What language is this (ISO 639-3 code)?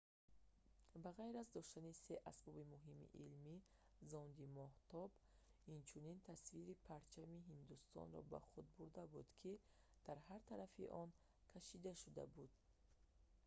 tgk